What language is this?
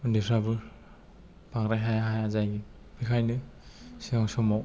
Bodo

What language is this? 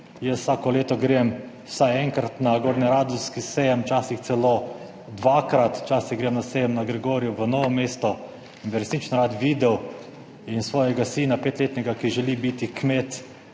Slovenian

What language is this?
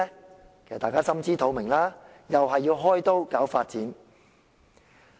Cantonese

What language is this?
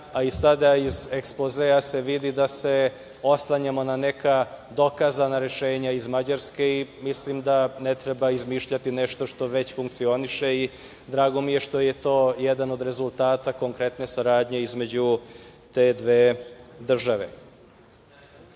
Serbian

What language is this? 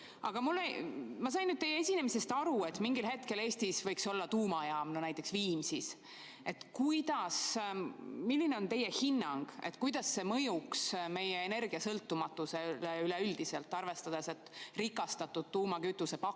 Estonian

